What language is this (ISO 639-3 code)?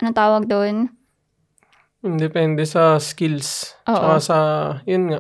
fil